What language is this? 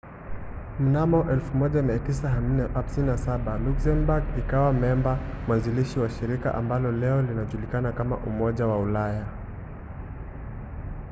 Swahili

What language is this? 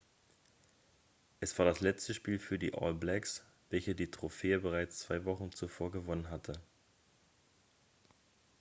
German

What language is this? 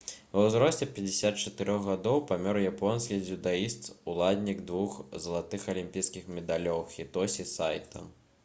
Belarusian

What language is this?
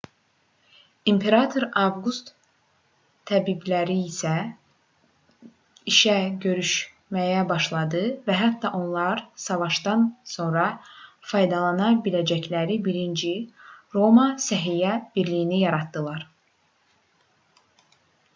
Azerbaijani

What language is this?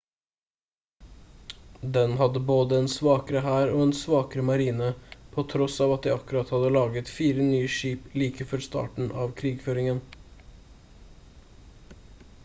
Norwegian Bokmål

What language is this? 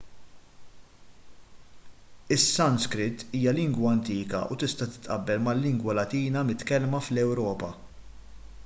Maltese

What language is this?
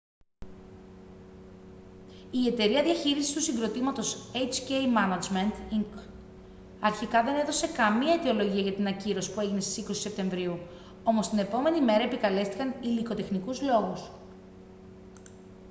Greek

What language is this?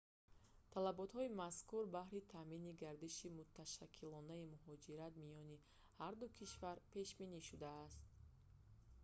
Tajik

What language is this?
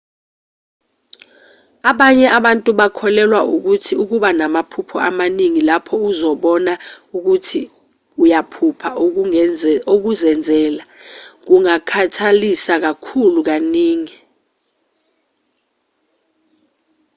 Zulu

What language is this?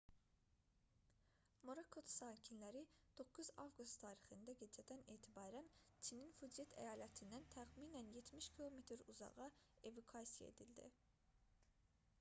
Azerbaijani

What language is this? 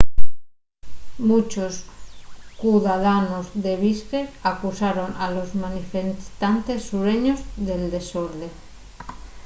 Asturian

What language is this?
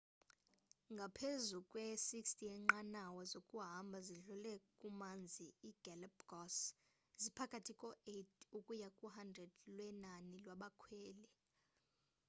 Xhosa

